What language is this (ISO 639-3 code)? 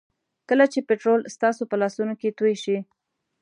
pus